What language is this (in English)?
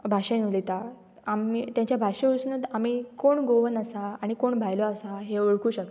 Konkani